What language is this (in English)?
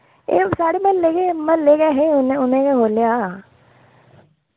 Dogri